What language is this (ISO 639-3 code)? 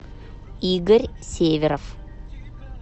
rus